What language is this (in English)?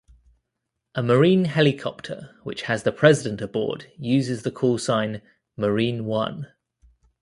English